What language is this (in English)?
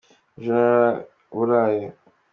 Kinyarwanda